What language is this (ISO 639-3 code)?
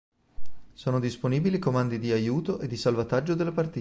ita